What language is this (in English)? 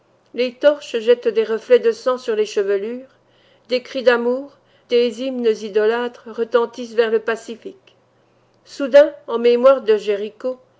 French